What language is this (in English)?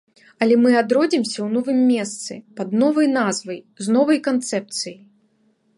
Belarusian